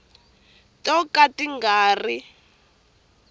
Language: Tsonga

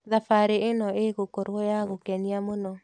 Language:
Kikuyu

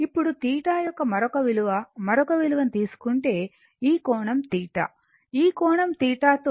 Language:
Telugu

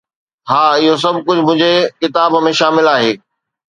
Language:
Sindhi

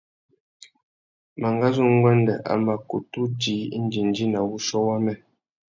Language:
Tuki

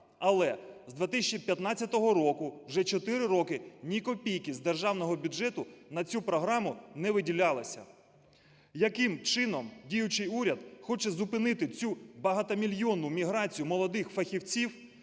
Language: Ukrainian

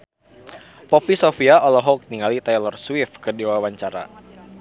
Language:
Sundanese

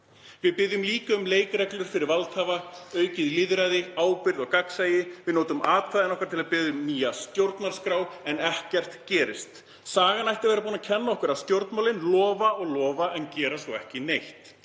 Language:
Icelandic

